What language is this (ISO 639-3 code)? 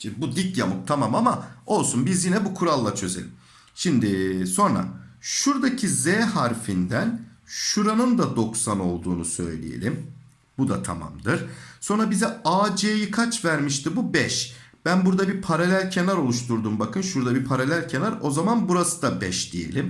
tur